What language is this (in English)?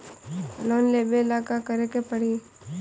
Bhojpuri